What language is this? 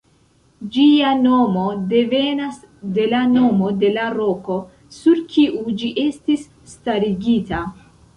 Esperanto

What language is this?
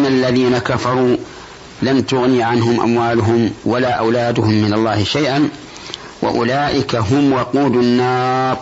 Arabic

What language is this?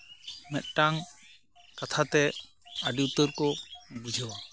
Santali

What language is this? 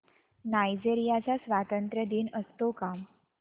Marathi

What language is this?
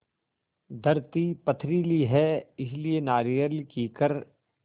Hindi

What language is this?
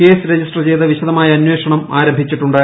Malayalam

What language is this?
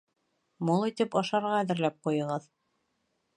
Bashkir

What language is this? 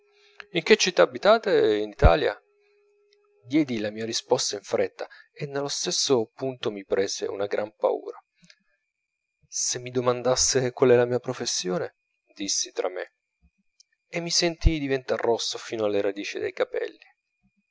Italian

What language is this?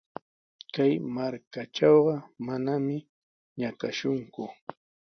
Sihuas Ancash Quechua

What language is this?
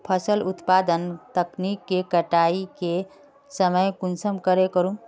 Magahi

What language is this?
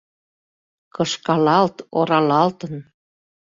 Mari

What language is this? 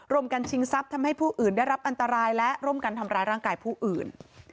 Thai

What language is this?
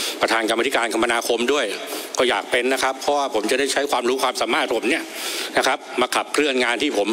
Thai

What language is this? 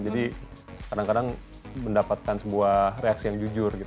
Indonesian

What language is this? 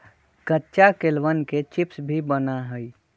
Magahi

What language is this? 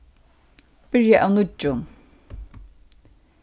Faroese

